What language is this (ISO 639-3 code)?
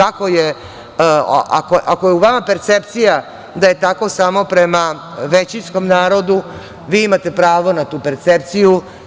srp